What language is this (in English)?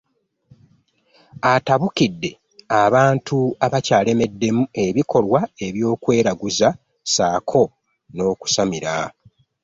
Ganda